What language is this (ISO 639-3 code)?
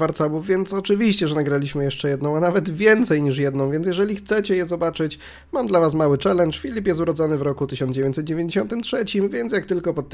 pol